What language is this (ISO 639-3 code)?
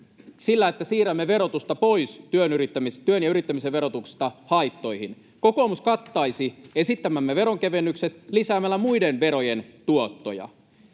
fin